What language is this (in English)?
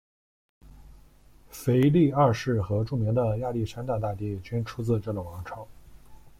Chinese